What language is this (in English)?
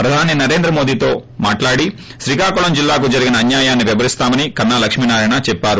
Telugu